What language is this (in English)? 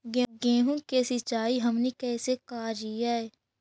Magahi